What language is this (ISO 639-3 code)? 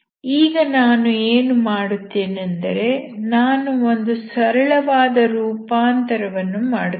kan